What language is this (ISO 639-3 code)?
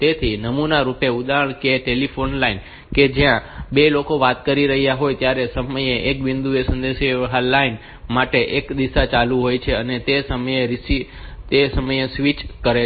guj